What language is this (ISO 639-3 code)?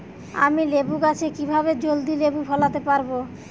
ben